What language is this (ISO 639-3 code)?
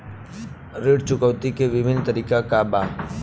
bho